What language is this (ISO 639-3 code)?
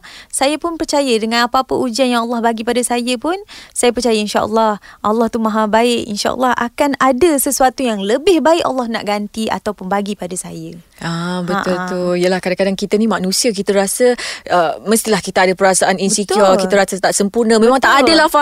msa